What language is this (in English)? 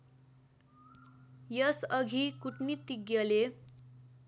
Nepali